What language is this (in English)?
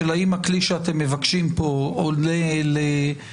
Hebrew